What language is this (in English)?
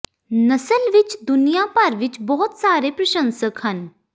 Punjabi